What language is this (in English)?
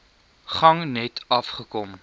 Afrikaans